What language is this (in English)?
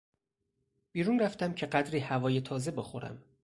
Persian